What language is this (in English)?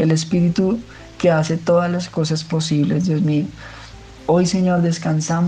Spanish